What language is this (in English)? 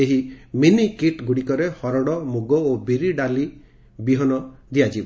Odia